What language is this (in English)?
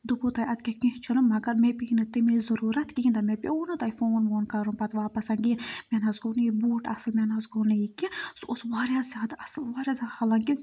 Kashmiri